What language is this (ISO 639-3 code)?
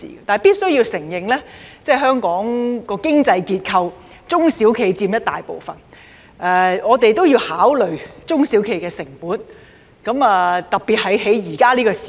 yue